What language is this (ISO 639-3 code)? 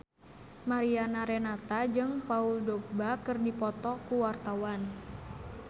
sun